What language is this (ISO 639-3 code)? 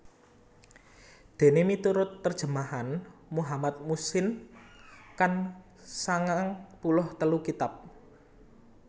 jav